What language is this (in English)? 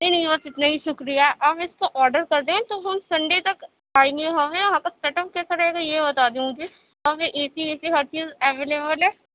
Urdu